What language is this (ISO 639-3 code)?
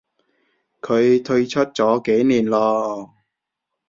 yue